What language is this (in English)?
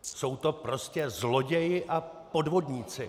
Czech